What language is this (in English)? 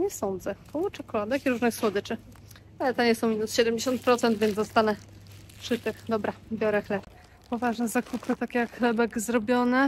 Polish